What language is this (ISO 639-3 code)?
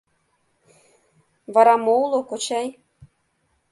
chm